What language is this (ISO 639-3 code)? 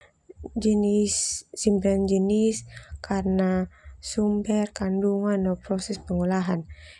twu